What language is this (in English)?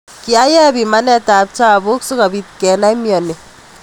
Kalenjin